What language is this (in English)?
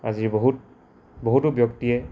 Assamese